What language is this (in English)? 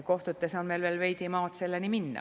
Estonian